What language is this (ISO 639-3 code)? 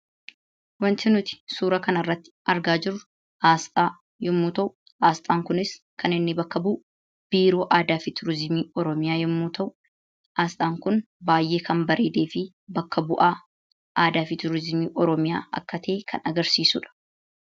orm